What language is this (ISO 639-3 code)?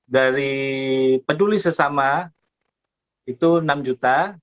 ind